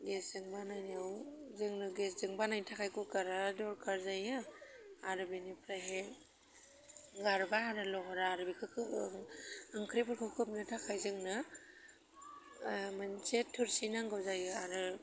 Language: Bodo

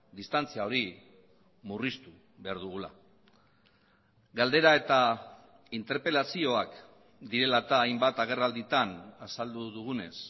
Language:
Basque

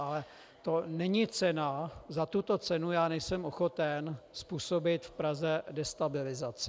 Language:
Czech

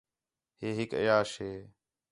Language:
Khetrani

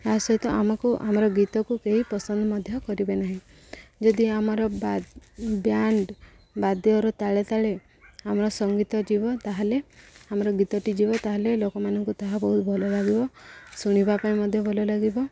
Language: Odia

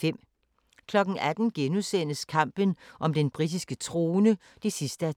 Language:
Danish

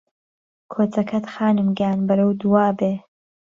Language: Central Kurdish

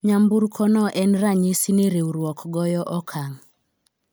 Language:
Luo (Kenya and Tanzania)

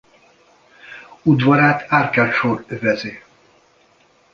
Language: Hungarian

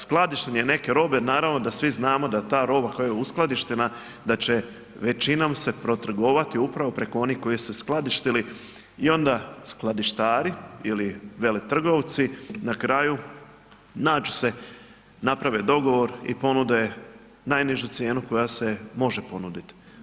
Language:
Croatian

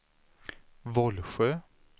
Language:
Swedish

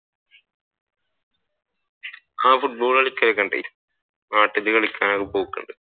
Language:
Malayalam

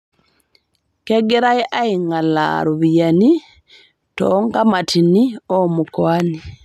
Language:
Masai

